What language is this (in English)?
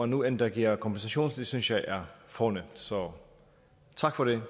Danish